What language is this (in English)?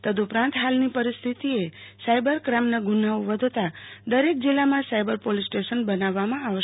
Gujarati